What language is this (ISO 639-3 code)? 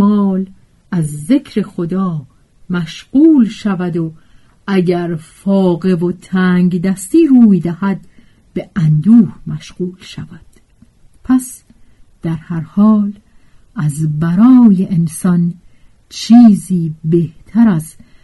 fas